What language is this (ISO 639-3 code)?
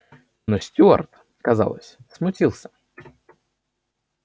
rus